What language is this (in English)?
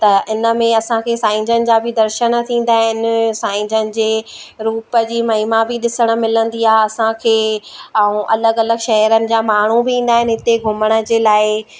Sindhi